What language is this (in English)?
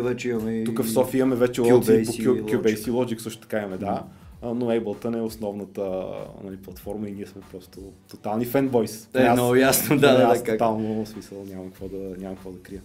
Bulgarian